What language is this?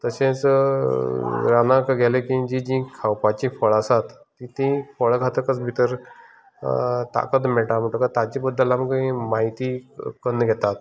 Konkani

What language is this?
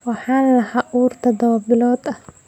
Somali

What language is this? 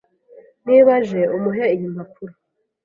Kinyarwanda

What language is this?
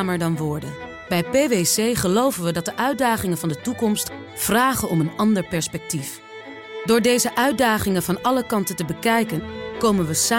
Dutch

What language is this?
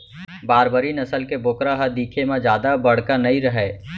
Chhattisgarhi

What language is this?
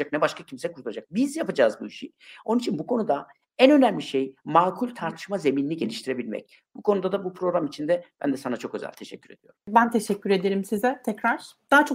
Turkish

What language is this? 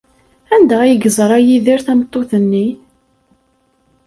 Kabyle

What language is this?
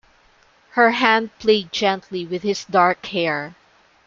English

